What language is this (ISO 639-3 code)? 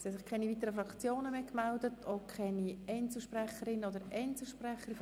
gsw